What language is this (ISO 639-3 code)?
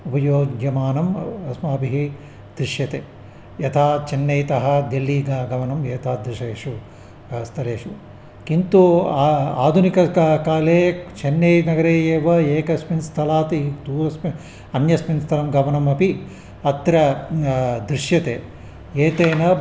san